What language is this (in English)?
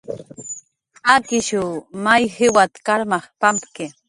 Jaqaru